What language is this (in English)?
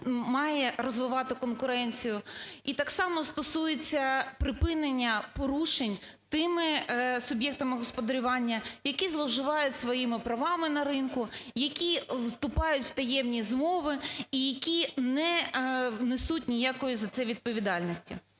Ukrainian